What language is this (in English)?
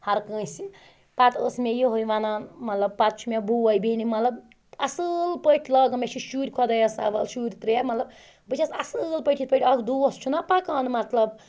Kashmiri